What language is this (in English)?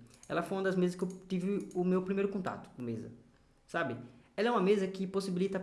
Portuguese